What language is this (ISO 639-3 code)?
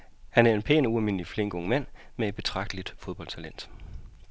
dan